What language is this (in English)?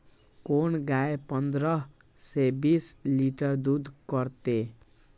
Maithili